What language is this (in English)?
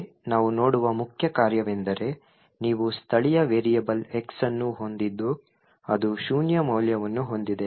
Kannada